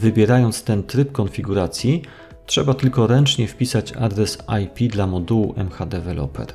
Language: Polish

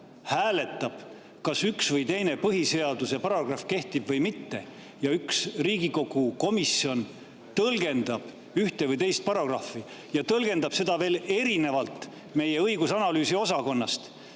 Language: Estonian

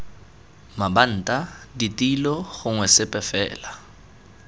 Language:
Tswana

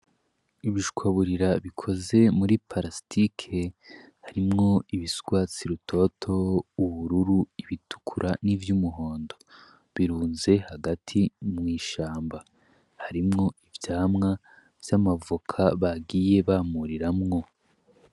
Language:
Rundi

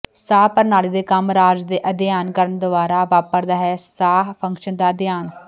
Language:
Punjabi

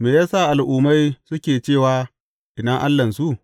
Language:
Hausa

